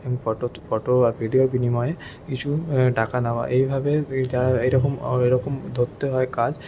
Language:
Bangla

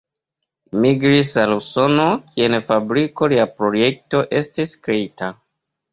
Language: Esperanto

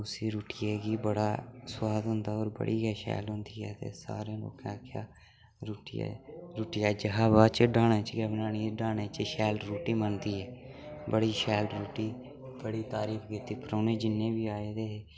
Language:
Dogri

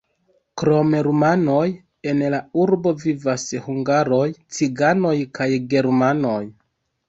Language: Esperanto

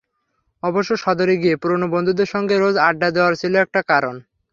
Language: Bangla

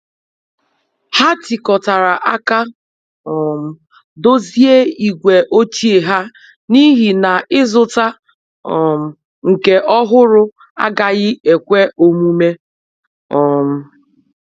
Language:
Igbo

